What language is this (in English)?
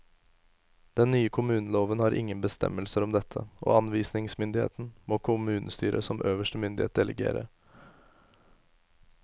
Norwegian